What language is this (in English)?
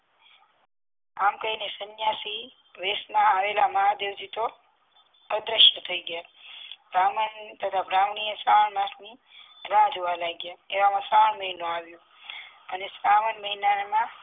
Gujarati